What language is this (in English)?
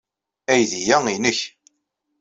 Kabyle